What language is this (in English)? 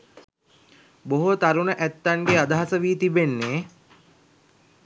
Sinhala